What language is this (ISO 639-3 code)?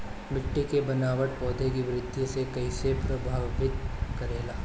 bho